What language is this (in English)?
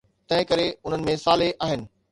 Sindhi